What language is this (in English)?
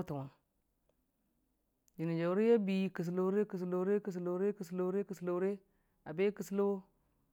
Dijim-Bwilim